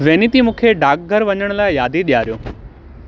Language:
Sindhi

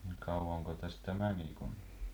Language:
Finnish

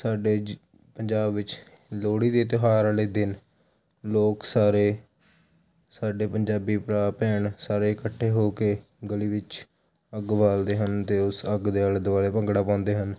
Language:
Punjabi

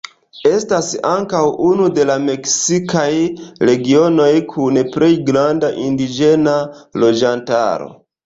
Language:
Esperanto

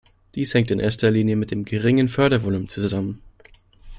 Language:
German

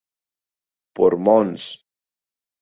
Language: Spanish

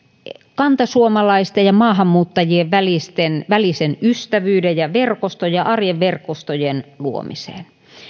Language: Finnish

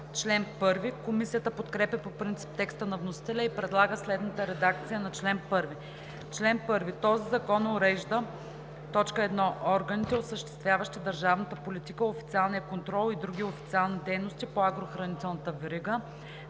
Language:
Bulgarian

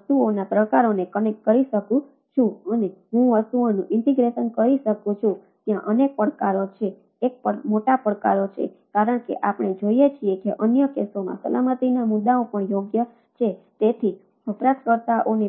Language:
Gujarati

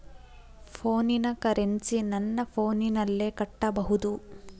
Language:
Kannada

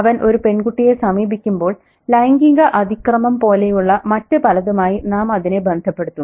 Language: Malayalam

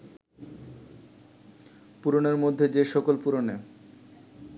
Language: Bangla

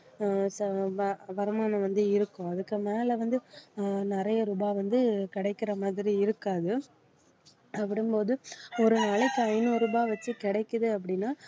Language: Tamil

